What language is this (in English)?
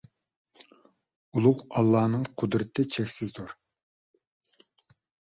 Uyghur